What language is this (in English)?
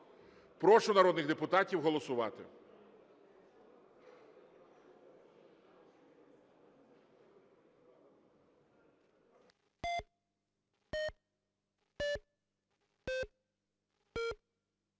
Ukrainian